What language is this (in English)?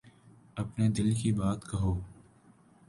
Urdu